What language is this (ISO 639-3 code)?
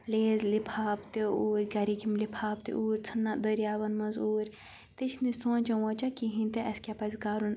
kas